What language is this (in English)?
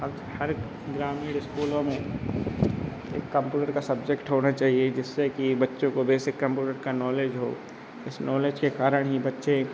Hindi